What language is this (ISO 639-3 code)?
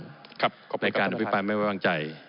tha